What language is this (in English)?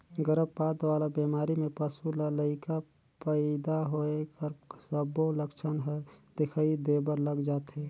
Chhattisgarhi